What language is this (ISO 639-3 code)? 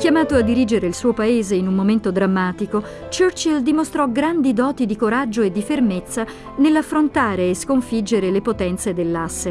ita